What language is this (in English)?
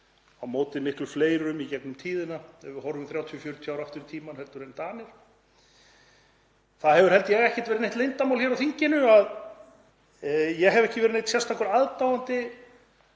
Icelandic